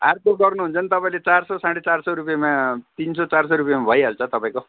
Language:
Nepali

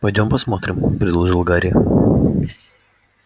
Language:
Russian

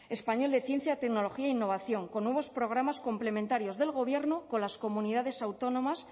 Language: Spanish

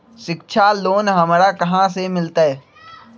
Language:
Magahi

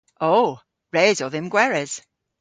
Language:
Cornish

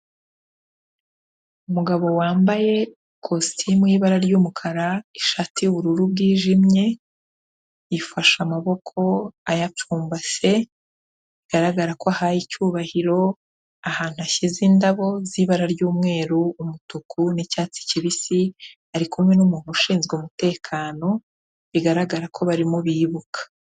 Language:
Kinyarwanda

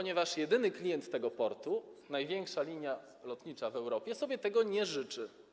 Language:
Polish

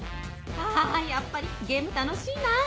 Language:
Japanese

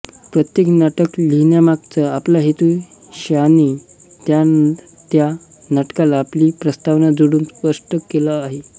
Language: Marathi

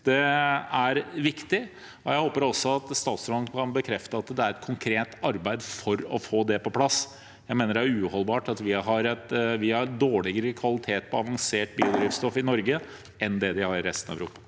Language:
Norwegian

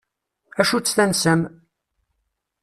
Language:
Kabyle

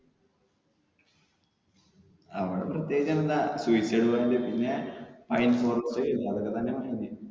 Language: Malayalam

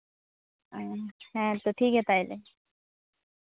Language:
Santali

